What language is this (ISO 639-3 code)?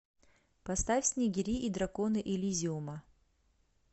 rus